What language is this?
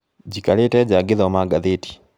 Kikuyu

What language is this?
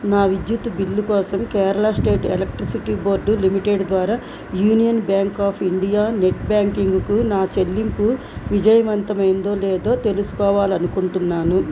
Telugu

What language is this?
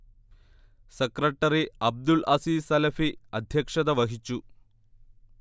Malayalam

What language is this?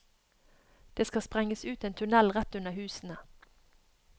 Norwegian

